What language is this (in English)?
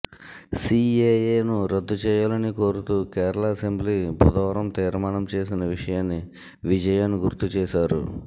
Telugu